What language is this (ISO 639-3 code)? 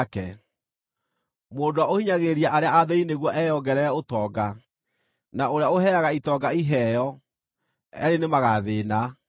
kik